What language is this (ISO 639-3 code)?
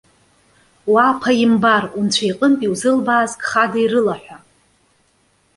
abk